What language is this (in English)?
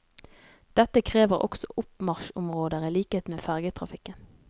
Norwegian